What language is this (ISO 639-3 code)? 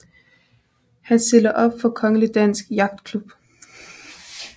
dan